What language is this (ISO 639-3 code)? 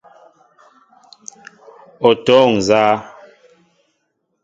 mbo